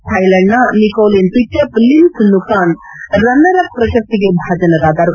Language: Kannada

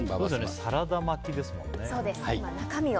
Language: Japanese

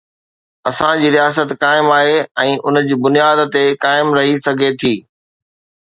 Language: Sindhi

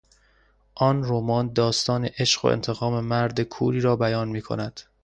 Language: Persian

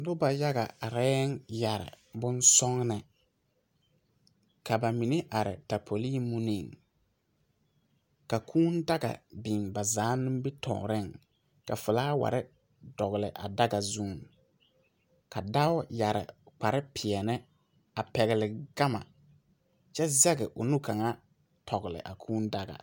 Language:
Southern Dagaare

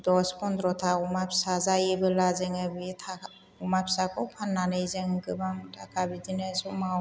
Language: Bodo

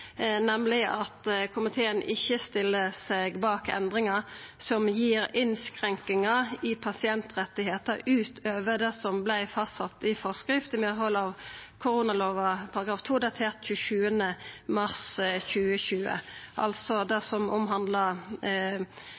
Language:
Norwegian Nynorsk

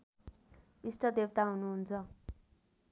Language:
Nepali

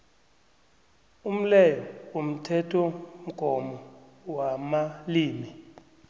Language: South Ndebele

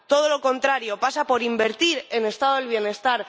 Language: Spanish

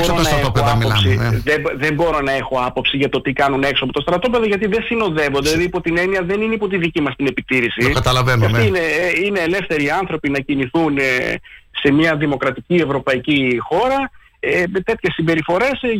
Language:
Greek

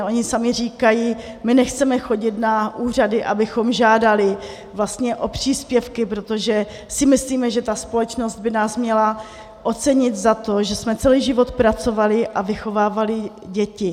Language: Czech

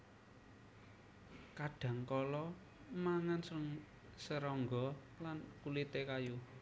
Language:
Javanese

